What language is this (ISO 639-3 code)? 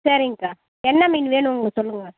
tam